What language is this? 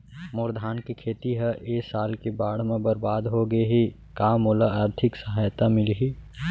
Chhattisgarhi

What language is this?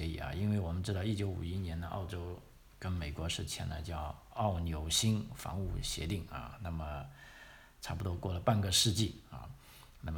Chinese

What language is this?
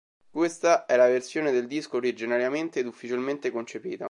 Italian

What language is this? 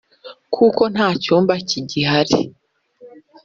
Kinyarwanda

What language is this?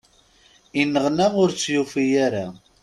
Kabyle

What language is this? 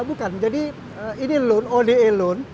Indonesian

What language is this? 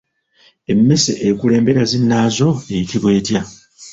Ganda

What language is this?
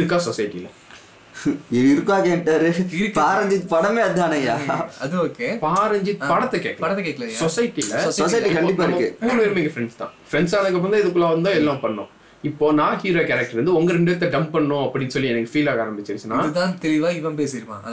Tamil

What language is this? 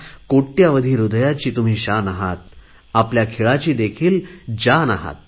Marathi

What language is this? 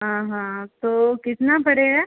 Hindi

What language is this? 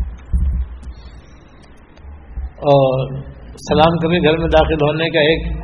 Urdu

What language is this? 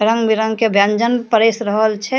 Maithili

